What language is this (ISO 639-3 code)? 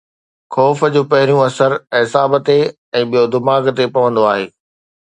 snd